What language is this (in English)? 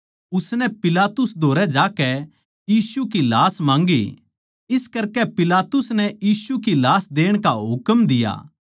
Haryanvi